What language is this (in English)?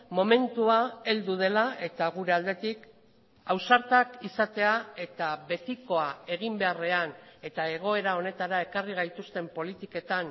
Basque